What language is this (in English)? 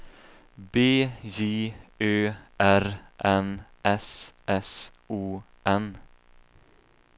Swedish